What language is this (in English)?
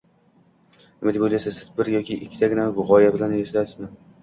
Uzbek